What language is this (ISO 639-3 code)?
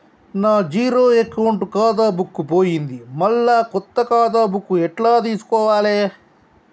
tel